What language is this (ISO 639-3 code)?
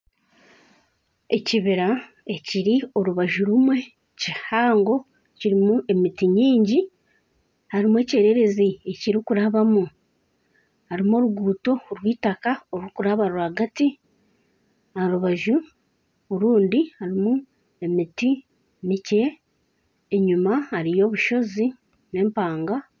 nyn